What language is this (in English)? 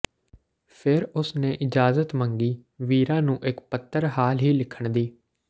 Punjabi